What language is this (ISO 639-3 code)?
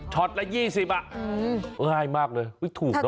tha